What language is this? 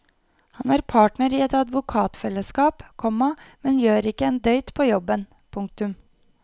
Norwegian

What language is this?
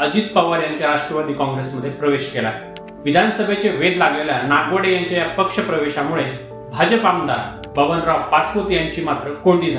Marathi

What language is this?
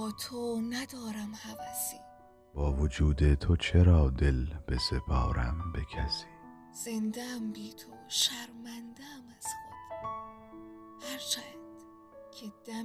Persian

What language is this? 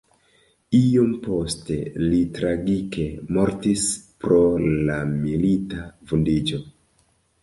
Esperanto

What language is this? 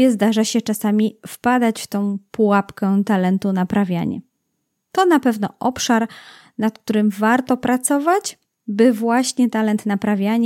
Polish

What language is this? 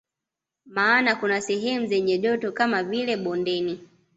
Swahili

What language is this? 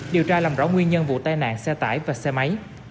Vietnamese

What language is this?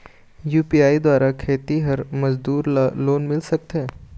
Chhattisgarhi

